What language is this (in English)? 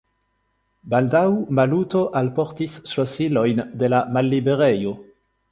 Esperanto